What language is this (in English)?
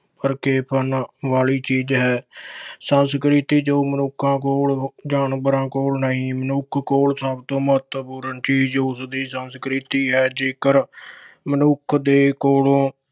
Punjabi